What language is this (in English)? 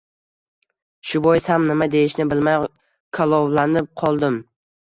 Uzbek